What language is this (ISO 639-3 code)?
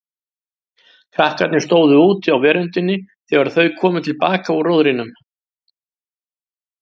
isl